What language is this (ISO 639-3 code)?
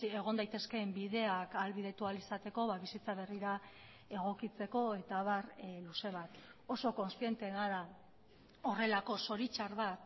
eus